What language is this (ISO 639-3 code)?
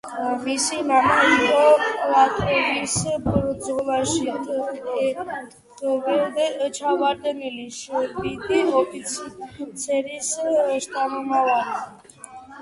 kat